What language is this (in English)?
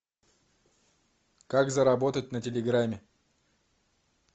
Russian